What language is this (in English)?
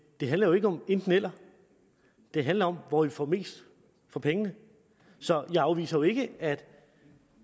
Danish